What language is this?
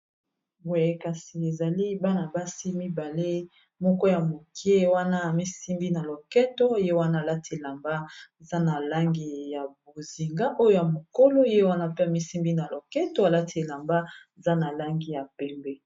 Lingala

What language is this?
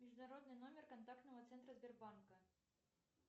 Russian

